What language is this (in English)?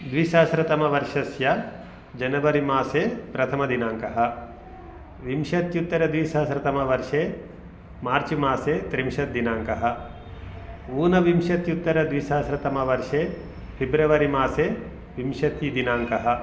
Sanskrit